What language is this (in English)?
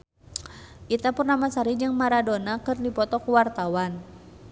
Sundanese